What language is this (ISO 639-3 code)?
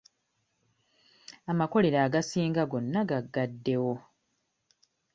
lug